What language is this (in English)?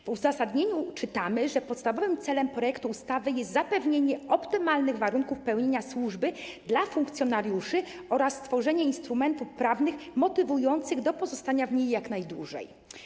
Polish